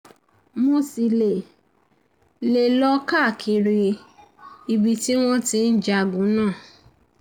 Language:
Yoruba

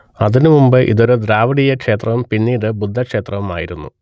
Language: Malayalam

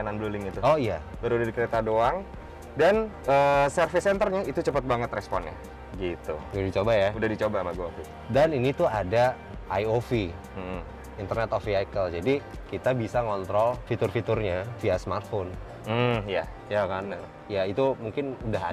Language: Indonesian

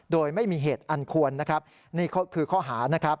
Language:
Thai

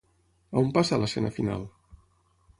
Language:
Catalan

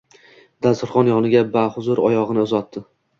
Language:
Uzbek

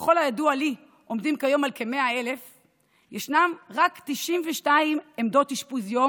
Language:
Hebrew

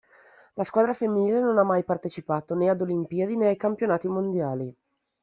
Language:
Italian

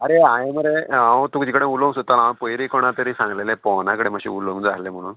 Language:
Konkani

